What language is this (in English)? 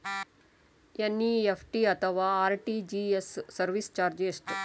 Kannada